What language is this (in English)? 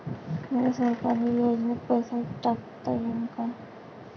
Marathi